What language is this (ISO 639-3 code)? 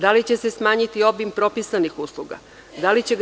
srp